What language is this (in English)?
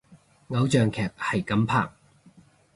Cantonese